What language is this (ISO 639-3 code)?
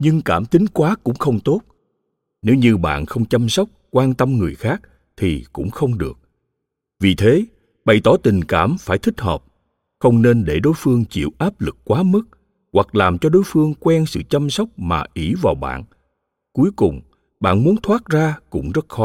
vie